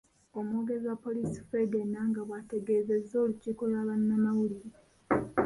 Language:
Ganda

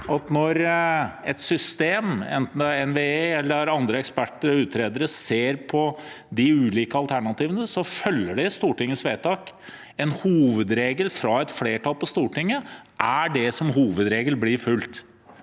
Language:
Norwegian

